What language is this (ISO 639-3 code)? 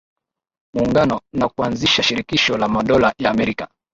swa